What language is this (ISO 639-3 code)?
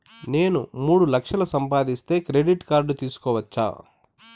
tel